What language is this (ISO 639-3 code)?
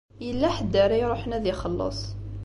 kab